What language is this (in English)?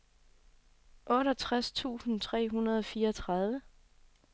Danish